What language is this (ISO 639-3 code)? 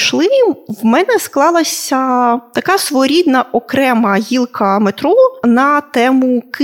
ukr